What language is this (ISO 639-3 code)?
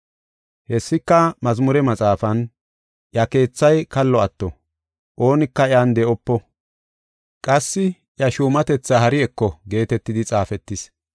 gof